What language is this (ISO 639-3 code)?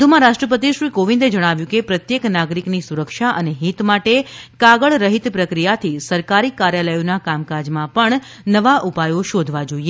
guj